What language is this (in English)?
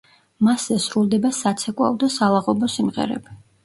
Georgian